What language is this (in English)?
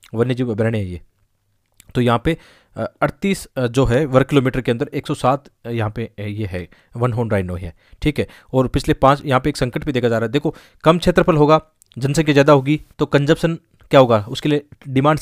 Hindi